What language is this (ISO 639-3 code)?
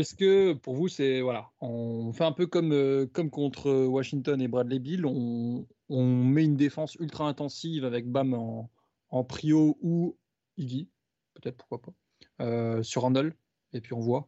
fra